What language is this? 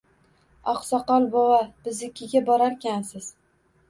Uzbek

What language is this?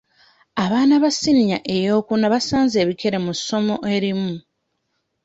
Ganda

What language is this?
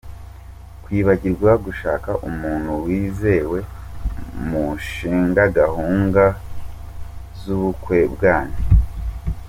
Kinyarwanda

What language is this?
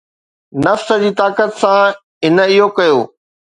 Sindhi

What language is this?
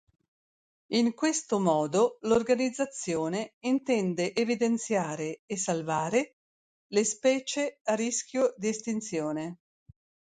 Italian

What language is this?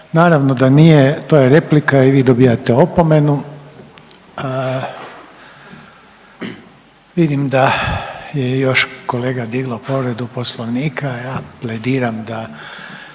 Croatian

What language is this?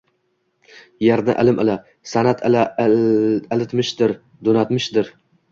Uzbek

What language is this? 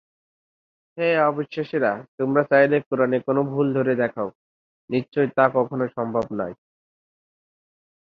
Bangla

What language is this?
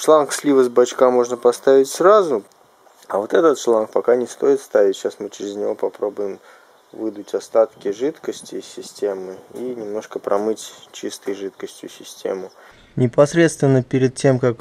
Russian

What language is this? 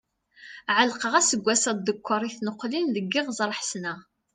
Kabyle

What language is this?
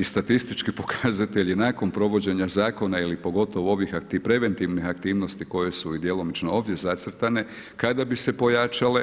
Croatian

